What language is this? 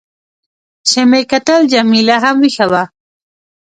Pashto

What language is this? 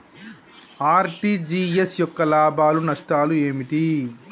Telugu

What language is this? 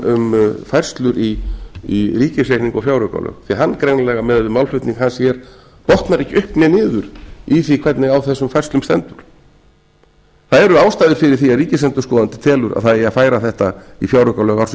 Icelandic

